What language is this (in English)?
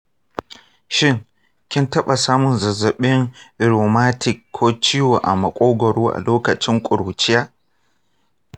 Hausa